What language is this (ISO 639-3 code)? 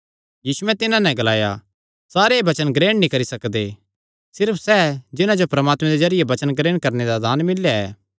xnr